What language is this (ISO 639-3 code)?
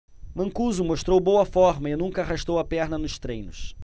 por